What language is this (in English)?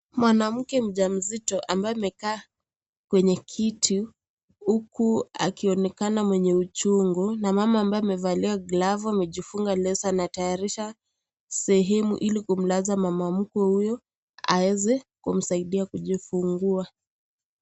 Swahili